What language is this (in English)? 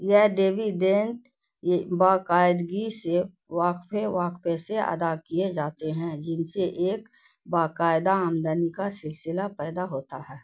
Urdu